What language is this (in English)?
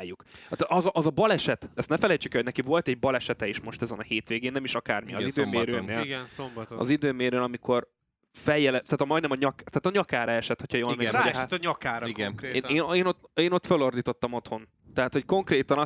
Hungarian